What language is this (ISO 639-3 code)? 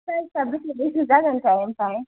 brx